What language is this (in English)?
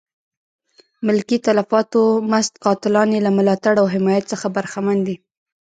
Pashto